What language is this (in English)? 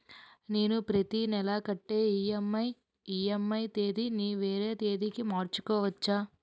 Telugu